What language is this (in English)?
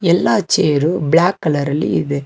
Kannada